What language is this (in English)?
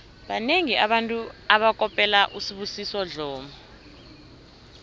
South Ndebele